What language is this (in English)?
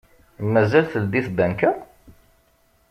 Kabyle